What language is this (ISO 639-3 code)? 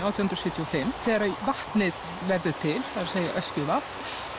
isl